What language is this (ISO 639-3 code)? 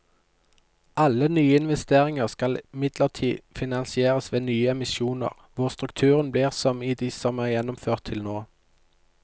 nor